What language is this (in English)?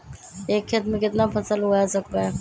Magahi